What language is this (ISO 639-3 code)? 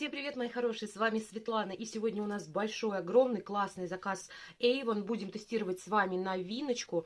rus